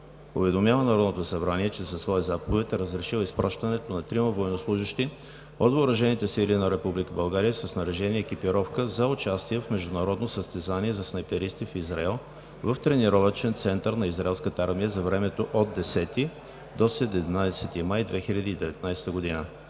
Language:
Bulgarian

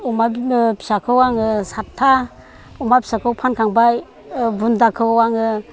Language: Bodo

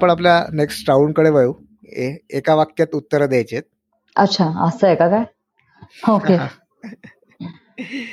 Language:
Marathi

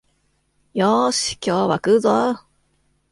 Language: Japanese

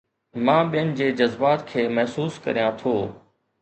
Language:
Sindhi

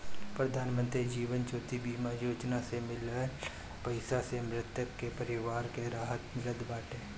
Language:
Bhojpuri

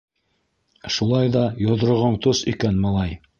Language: Bashkir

